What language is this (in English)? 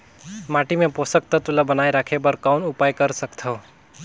Chhattisgarhi